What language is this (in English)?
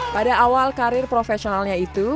Indonesian